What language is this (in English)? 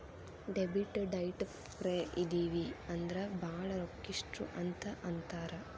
Kannada